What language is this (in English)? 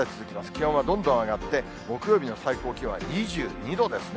Japanese